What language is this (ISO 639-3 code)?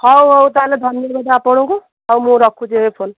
ori